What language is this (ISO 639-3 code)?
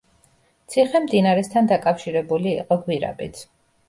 kat